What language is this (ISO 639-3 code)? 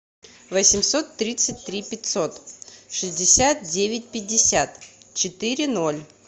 rus